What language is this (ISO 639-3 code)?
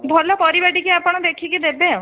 ori